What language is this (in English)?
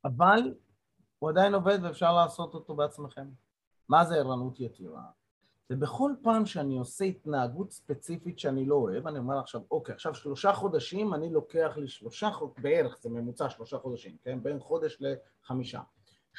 Hebrew